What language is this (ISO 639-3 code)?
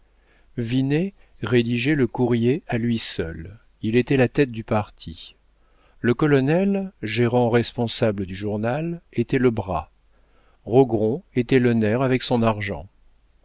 fra